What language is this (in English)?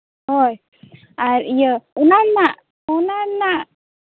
Santali